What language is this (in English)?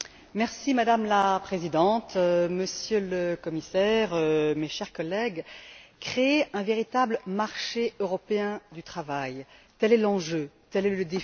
French